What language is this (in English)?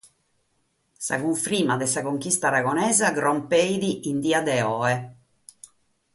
Sardinian